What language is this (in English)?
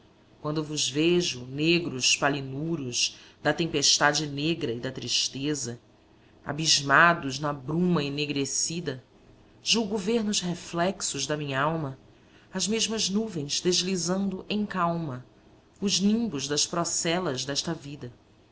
Portuguese